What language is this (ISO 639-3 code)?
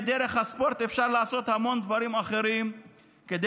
heb